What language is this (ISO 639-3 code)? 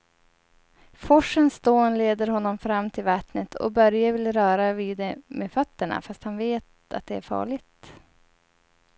swe